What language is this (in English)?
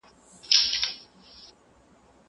Pashto